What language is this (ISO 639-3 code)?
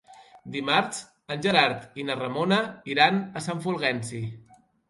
cat